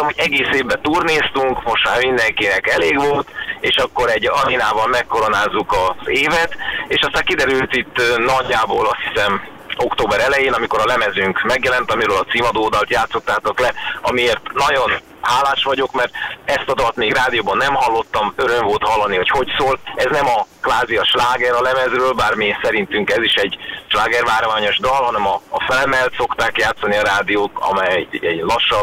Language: Hungarian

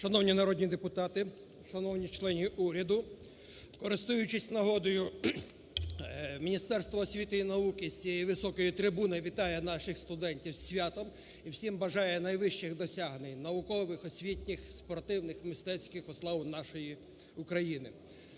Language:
Ukrainian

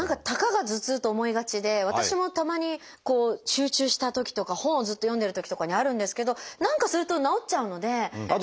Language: Japanese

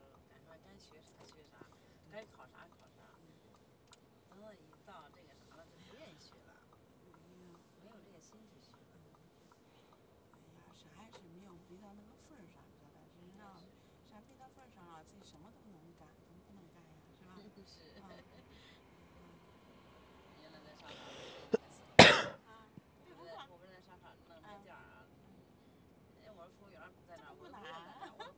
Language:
Chinese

